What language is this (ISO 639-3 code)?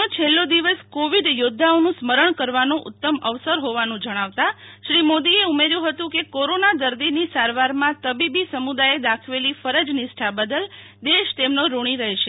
guj